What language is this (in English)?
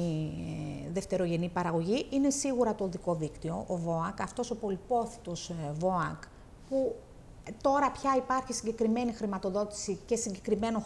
Greek